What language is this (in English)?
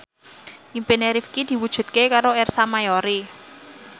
Javanese